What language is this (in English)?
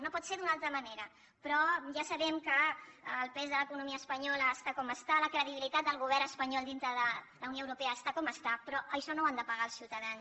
Catalan